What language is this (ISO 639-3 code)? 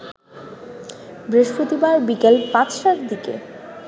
ben